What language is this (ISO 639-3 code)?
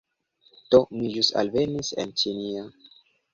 epo